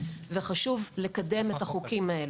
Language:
Hebrew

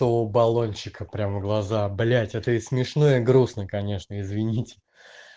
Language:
Russian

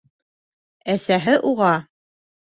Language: Bashkir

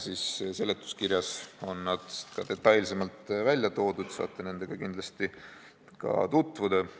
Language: Estonian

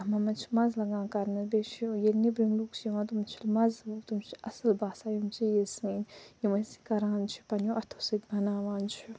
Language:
Kashmiri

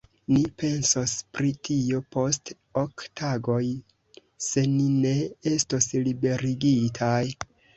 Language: Esperanto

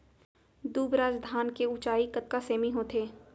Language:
Chhattisgarhi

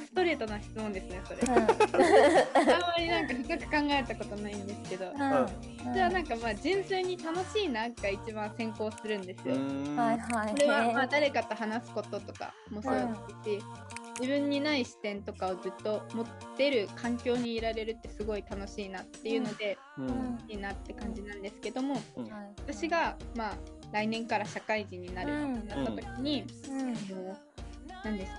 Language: Japanese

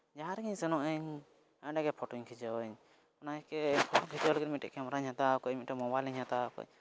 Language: Santali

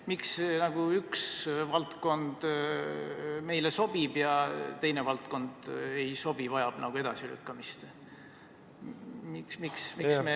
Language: Estonian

